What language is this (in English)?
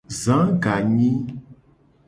Gen